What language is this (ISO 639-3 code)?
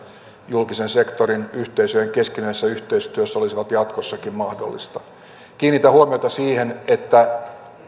fin